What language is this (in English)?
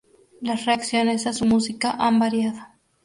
Spanish